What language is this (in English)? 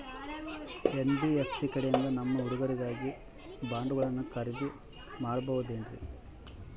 Kannada